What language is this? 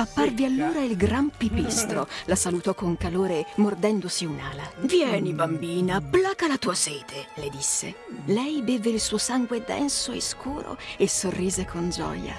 Italian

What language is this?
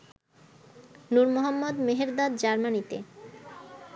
Bangla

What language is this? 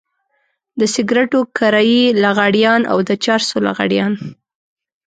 Pashto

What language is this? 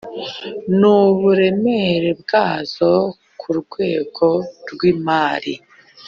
Kinyarwanda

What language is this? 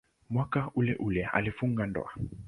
Swahili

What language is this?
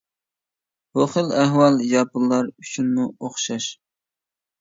Uyghur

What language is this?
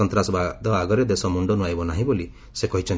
Odia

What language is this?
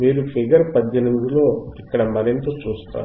Telugu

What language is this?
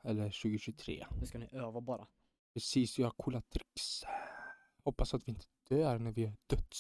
Swedish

